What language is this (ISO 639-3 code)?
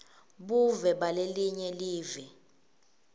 ssw